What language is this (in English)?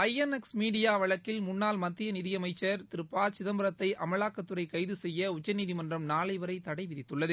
Tamil